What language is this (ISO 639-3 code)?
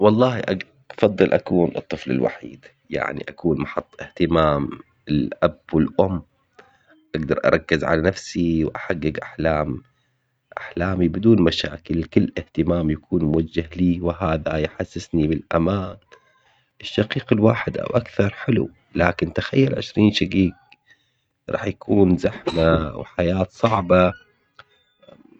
acx